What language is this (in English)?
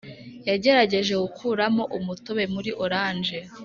Kinyarwanda